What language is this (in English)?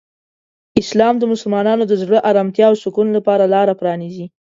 Pashto